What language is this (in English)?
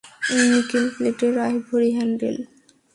Bangla